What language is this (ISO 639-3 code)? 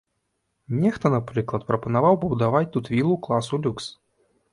bel